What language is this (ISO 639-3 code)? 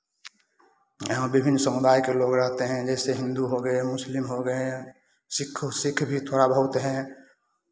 hin